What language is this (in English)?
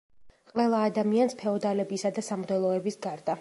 Georgian